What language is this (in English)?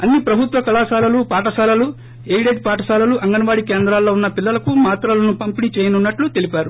Telugu